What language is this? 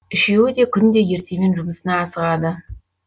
Kazakh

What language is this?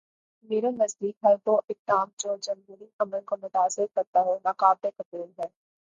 Urdu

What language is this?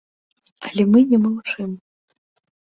Belarusian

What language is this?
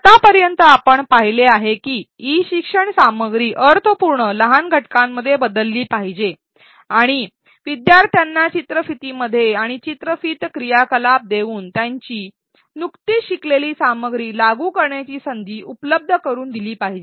Marathi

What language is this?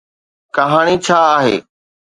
Sindhi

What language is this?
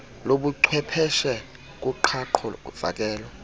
Xhosa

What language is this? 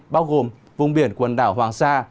Vietnamese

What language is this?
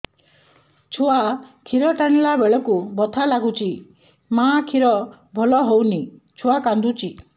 Odia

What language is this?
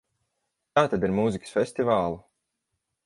Latvian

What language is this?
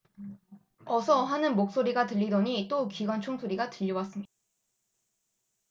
Korean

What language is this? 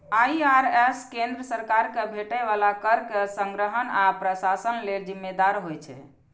Maithili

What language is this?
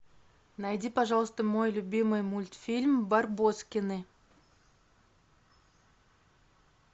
Russian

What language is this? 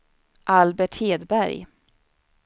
Swedish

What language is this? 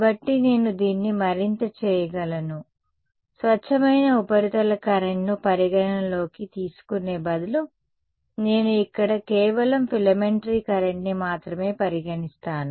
Telugu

